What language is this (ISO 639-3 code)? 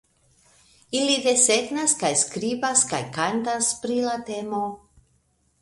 epo